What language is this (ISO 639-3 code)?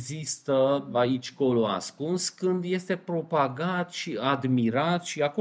ron